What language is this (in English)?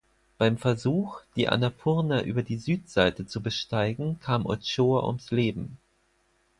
German